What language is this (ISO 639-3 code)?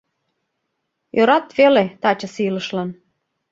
chm